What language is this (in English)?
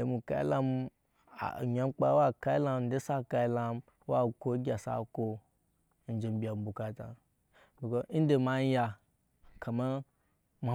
Nyankpa